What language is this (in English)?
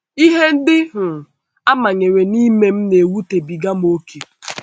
Igbo